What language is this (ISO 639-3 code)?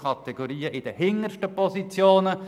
gsw